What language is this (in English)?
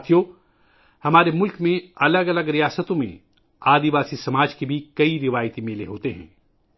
Urdu